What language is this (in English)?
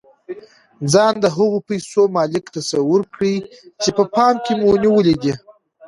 Pashto